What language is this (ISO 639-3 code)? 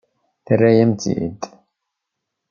kab